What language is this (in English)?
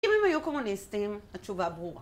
Hebrew